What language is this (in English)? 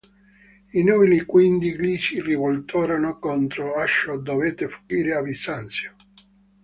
Italian